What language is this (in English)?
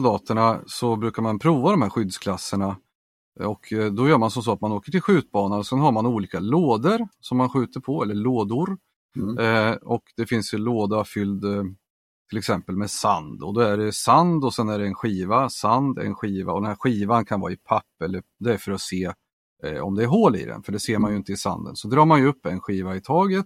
Swedish